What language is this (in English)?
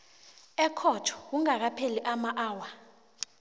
South Ndebele